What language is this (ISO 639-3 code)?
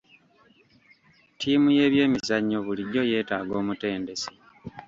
lug